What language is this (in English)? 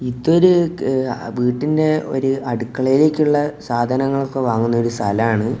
Malayalam